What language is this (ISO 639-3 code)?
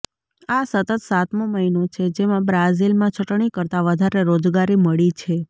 guj